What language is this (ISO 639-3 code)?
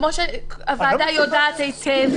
heb